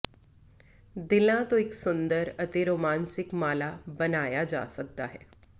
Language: Punjabi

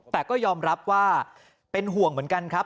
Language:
Thai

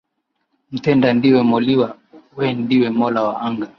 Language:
Swahili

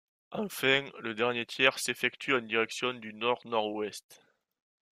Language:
French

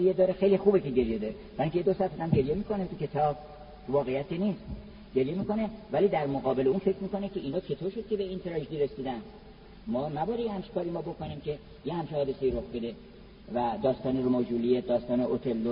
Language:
Persian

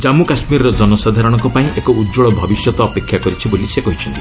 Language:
Odia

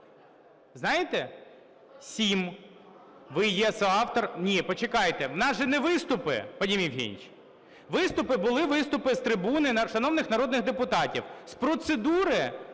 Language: Ukrainian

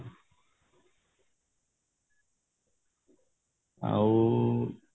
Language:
Odia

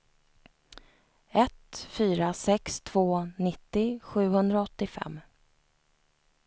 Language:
Swedish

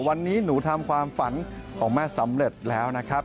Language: Thai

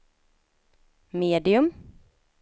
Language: Swedish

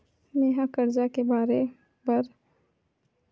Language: Chhattisgarhi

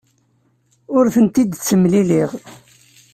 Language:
Kabyle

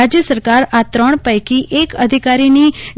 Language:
Gujarati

